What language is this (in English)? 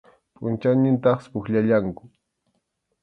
Arequipa-La Unión Quechua